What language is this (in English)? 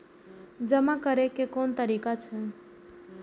Maithili